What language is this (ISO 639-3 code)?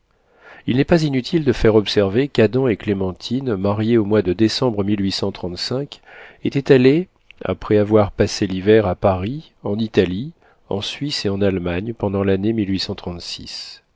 fra